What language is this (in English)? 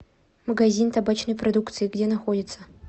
Russian